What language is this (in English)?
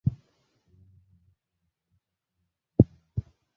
Swahili